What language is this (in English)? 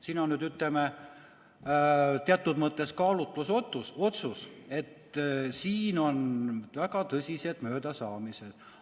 Estonian